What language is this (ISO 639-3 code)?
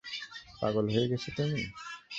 ben